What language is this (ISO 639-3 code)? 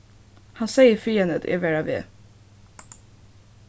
fao